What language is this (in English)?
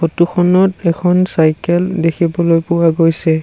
Assamese